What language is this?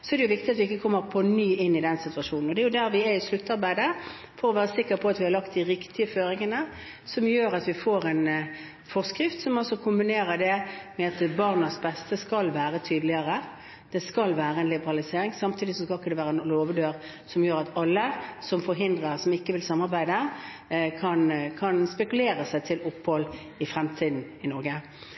Norwegian Bokmål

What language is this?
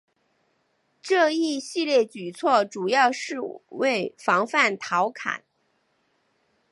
Chinese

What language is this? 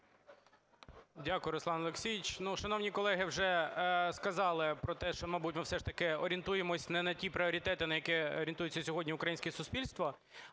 Ukrainian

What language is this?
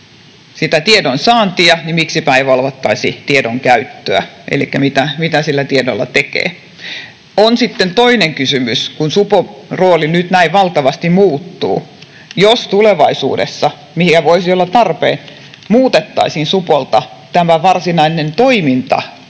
Finnish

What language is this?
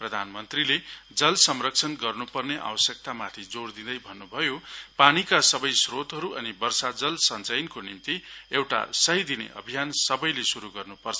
Nepali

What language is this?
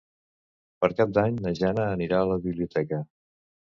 Catalan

